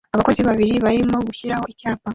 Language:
Kinyarwanda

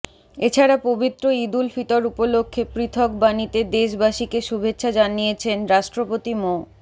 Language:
Bangla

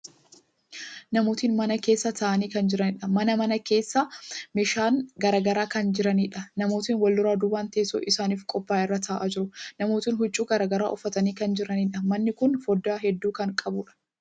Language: Oromo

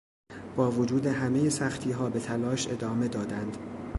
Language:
Persian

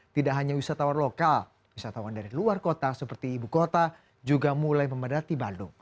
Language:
Indonesian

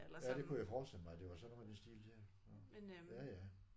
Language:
Danish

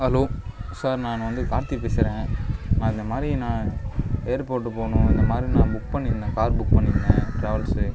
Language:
Tamil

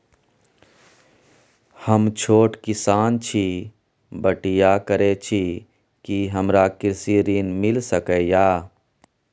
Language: Maithili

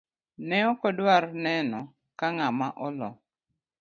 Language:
Luo (Kenya and Tanzania)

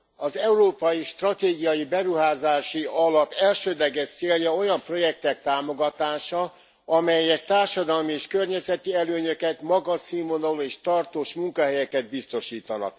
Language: Hungarian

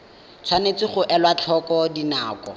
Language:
Tswana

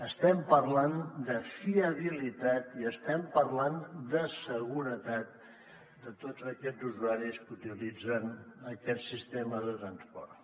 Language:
Catalan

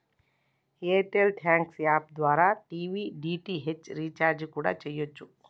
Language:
Telugu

